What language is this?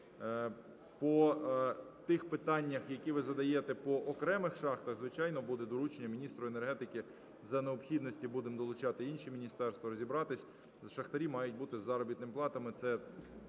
Ukrainian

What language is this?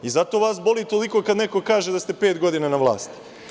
Serbian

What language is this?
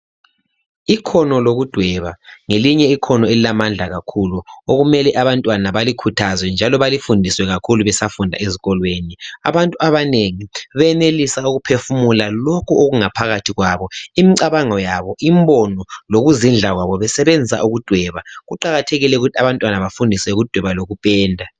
North Ndebele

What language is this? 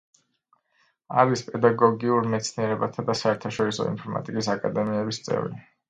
Georgian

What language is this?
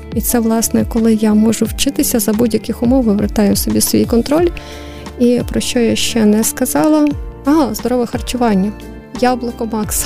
Ukrainian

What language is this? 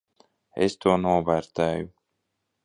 Latvian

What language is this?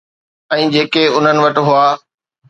Sindhi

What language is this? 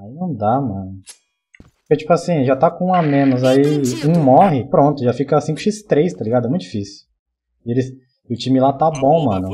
Portuguese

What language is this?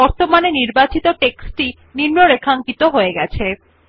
Bangla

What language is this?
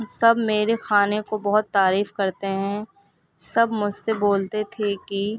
Urdu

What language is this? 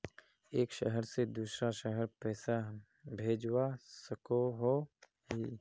Magahi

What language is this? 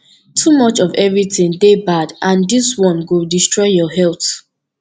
Nigerian Pidgin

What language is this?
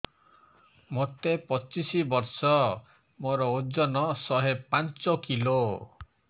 Odia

